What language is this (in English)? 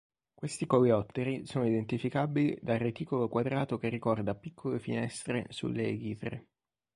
Italian